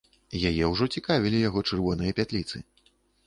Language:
Belarusian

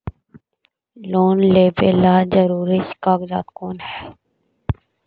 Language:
Magahi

